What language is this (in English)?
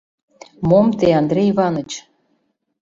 Mari